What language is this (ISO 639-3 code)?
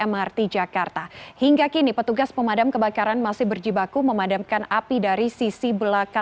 ind